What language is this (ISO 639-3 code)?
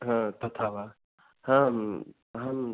san